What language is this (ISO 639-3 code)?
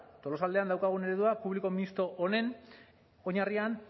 eus